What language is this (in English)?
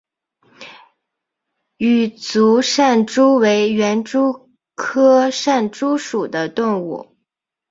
Chinese